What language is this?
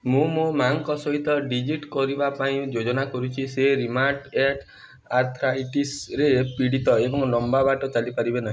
Odia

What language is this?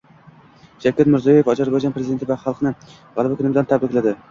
Uzbek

